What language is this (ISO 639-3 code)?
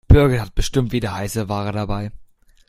deu